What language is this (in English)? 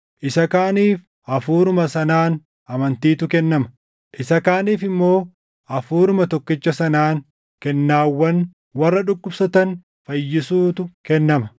Oromo